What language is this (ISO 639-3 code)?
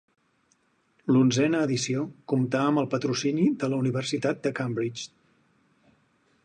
cat